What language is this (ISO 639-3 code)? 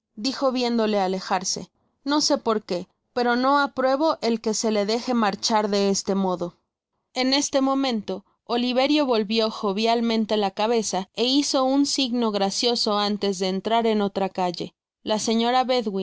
spa